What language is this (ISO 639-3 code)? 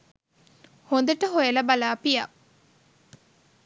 sin